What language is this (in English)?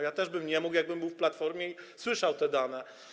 Polish